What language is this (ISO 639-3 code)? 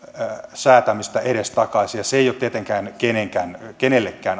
fin